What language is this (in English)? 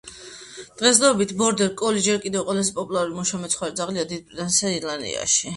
Georgian